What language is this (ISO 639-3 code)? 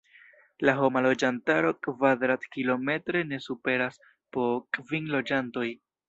epo